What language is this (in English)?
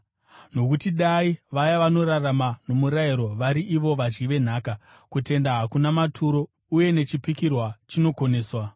Shona